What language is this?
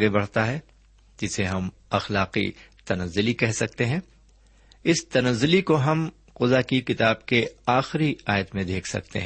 Urdu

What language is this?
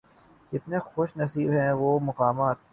Urdu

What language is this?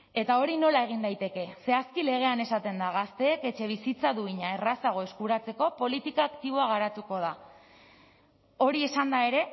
Basque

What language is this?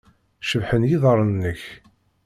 Kabyle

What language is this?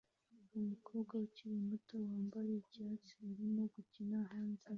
Kinyarwanda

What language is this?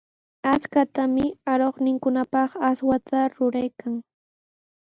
Sihuas Ancash Quechua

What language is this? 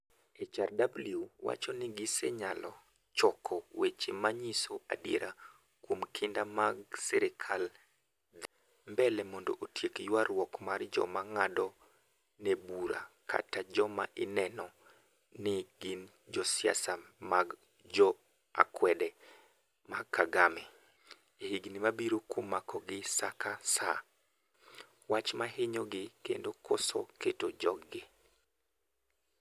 Luo (Kenya and Tanzania)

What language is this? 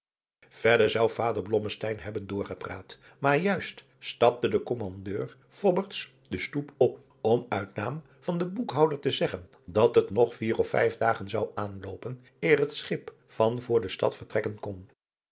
Dutch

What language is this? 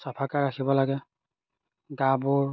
Assamese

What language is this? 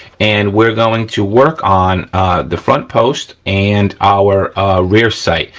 English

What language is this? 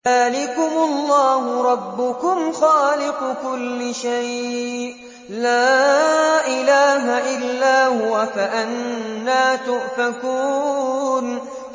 Arabic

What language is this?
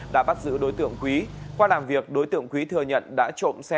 Vietnamese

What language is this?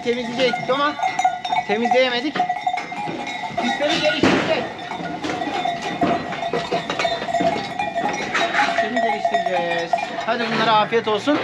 Turkish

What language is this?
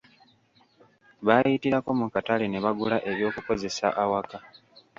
Ganda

